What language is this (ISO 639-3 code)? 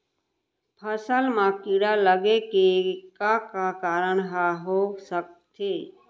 hne